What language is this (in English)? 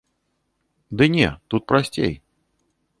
Belarusian